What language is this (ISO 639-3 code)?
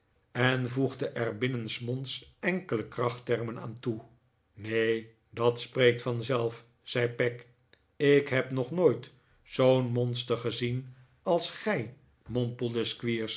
nld